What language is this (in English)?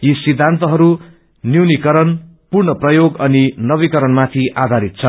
Nepali